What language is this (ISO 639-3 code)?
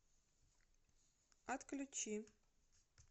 rus